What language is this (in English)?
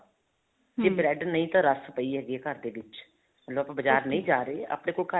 Punjabi